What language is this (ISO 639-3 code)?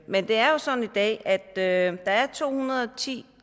dan